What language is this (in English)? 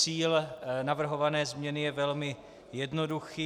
Czech